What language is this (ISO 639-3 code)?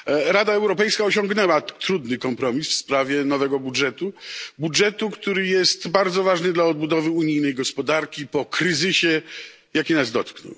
pol